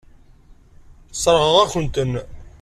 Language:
Kabyle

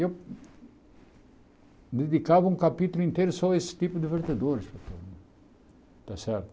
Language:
Portuguese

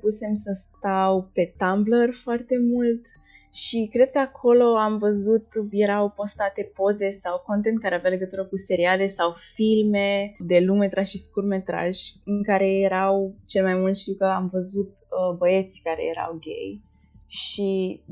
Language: Romanian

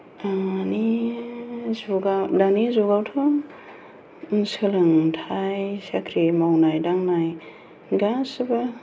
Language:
Bodo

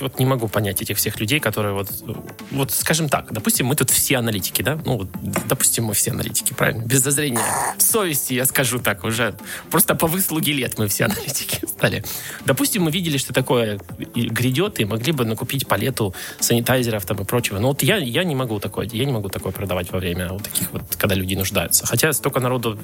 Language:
Russian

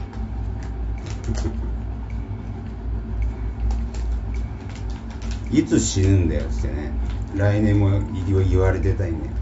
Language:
Japanese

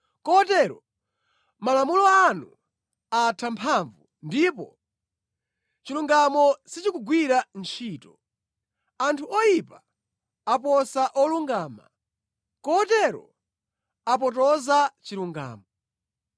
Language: Nyanja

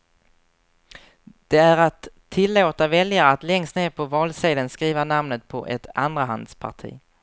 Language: Swedish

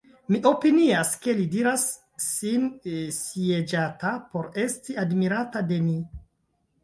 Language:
Esperanto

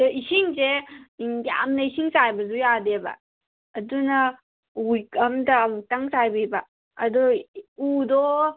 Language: Manipuri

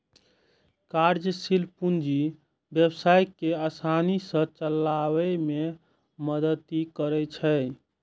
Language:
Maithili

